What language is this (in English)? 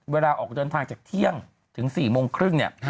Thai